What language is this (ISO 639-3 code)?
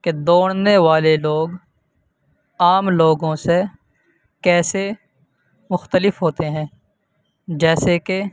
urd